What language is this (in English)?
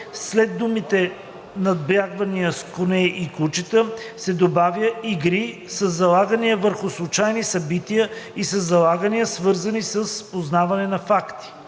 Bulgarian